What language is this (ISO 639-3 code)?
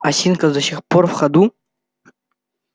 rus